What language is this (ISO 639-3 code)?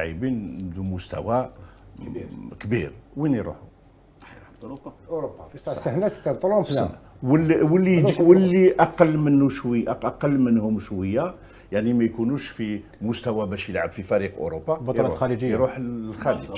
ara